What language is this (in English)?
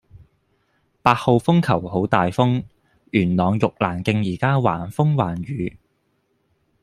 Cantonese